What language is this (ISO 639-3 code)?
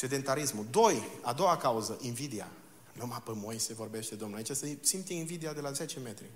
ron